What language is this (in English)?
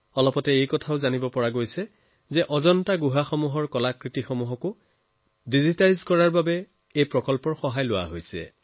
Assamese